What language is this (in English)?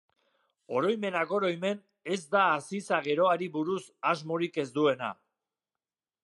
Basque